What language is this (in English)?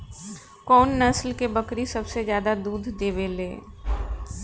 Bhojpuri